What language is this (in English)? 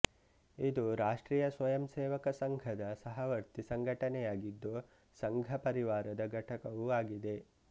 Kannada